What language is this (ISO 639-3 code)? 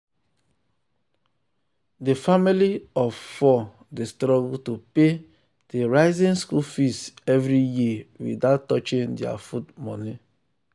pcm